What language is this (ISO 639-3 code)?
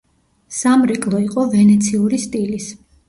kat